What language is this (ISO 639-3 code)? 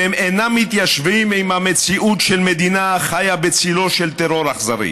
heb